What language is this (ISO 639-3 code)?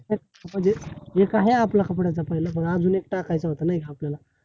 mar